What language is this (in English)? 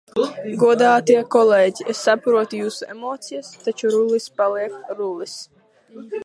Latvian